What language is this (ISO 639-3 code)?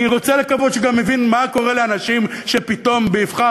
heb